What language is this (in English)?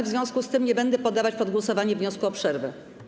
Polish